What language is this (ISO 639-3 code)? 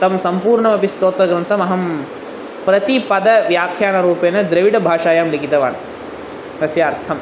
san